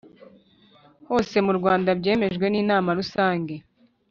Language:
Kinyarwanda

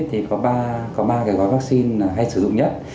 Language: Vietnamese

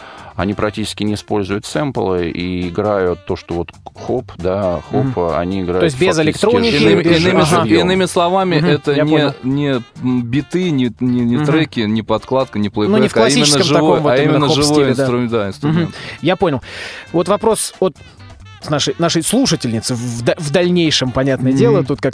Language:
Russian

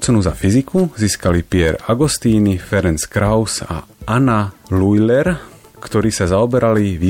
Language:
Slovak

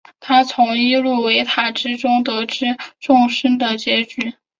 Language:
Chinese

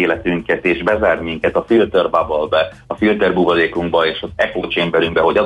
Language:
Hungarian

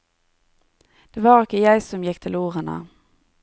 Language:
Norwegian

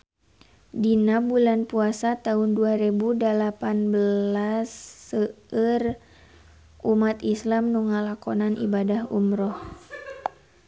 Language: Sundanese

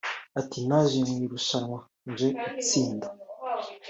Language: Kinyarwanda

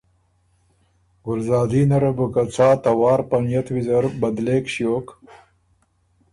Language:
Ormuri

